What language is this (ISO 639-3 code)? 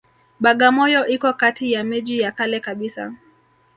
swa